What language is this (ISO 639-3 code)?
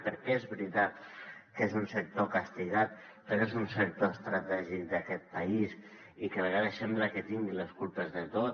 cat